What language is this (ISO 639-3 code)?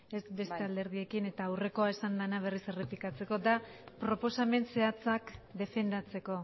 eus